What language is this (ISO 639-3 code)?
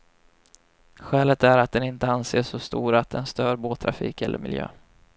swe